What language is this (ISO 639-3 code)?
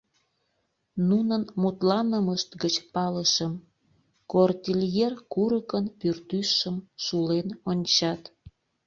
chm